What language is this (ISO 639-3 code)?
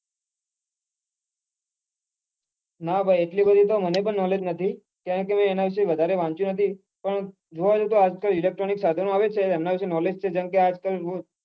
guj